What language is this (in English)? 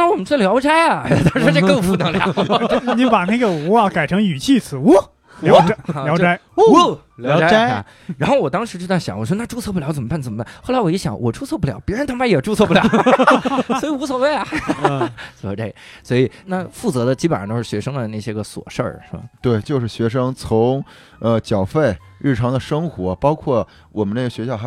Chinese